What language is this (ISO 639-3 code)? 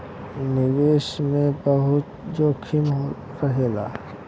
bho